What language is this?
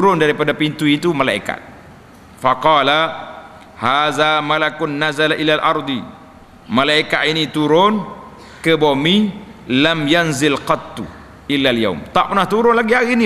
Malay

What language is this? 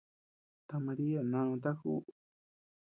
Tepeuxila Cuicatec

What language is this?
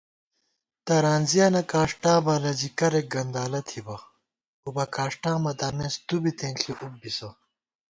Gawar-Bati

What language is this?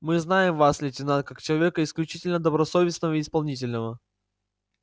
Russian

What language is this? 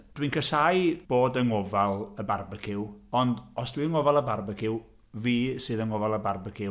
Welsh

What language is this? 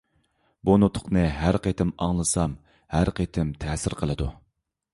Uyghur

